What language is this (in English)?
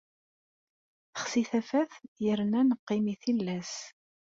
Kabyle